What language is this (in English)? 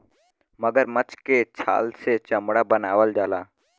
Bhojpuri